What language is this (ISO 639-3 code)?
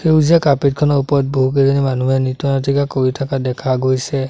asm